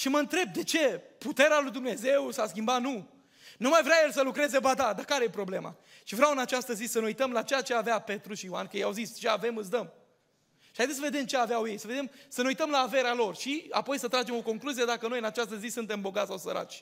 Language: Romanian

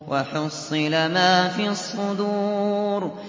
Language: Arabic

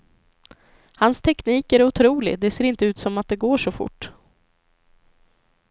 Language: Swedish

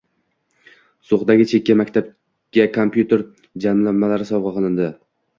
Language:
Uzbek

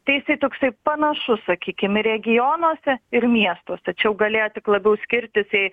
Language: Lithuanian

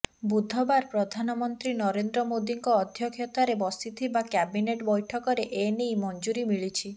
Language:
Odia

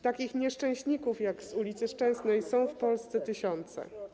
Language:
Polish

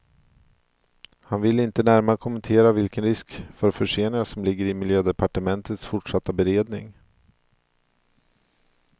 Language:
Swedish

